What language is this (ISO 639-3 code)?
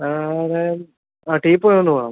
mal